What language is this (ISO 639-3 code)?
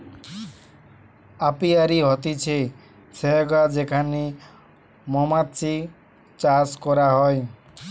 ben